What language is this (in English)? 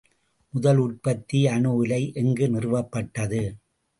Tamil